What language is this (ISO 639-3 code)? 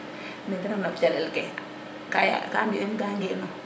srr